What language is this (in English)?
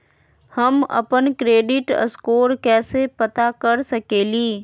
Magahi